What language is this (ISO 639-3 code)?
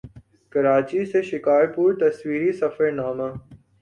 urd